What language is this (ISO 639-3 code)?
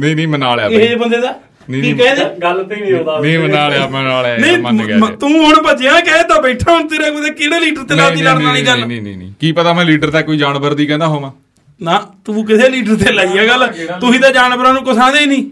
pan